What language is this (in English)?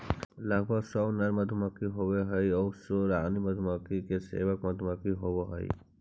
Magahi